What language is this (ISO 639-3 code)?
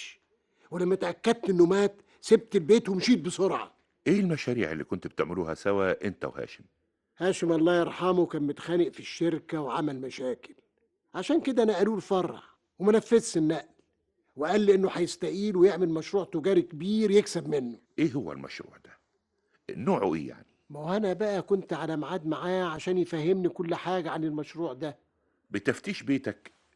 ara